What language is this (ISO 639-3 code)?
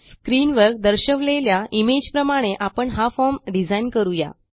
mar